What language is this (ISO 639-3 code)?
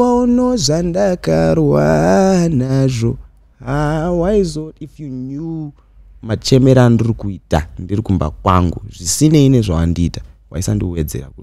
eng